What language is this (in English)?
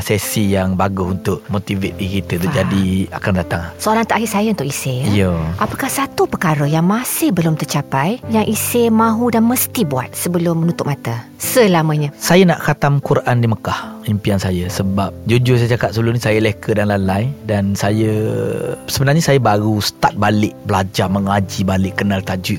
Malay